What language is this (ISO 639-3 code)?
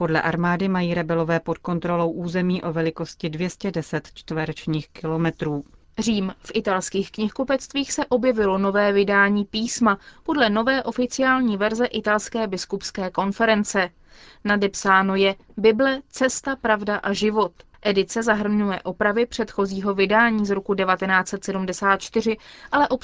ces